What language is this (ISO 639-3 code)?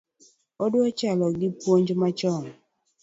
luo